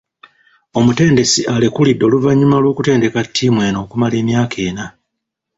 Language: Ganda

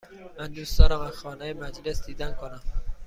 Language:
Persian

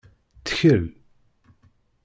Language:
Kabyle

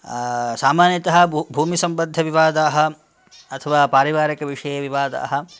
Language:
Sanskrit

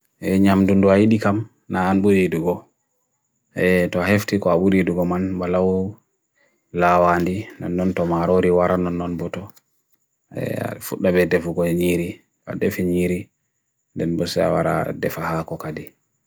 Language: Bagirmi Fulfulde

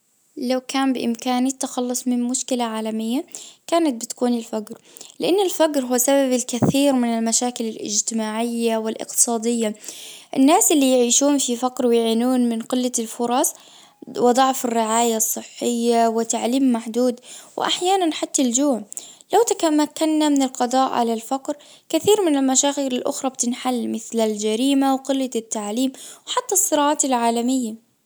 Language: Najdi Arabic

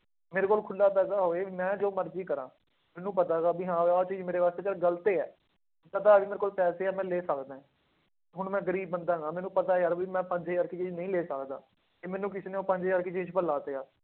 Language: Punjabi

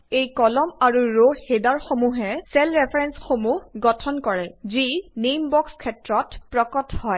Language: Assamese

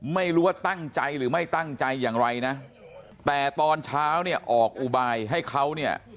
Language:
Thai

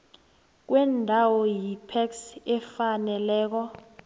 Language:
South Ndebele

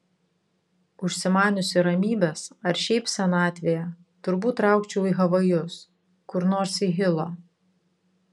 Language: Lithuanian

